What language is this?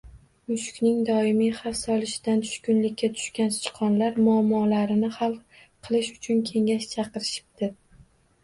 Uzbek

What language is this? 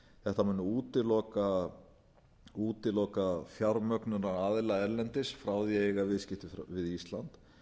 Icelandic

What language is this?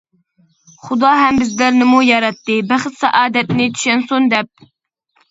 Uyghur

